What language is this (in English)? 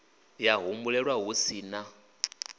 Venda